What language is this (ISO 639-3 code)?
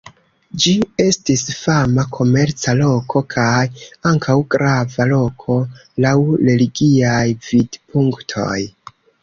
epo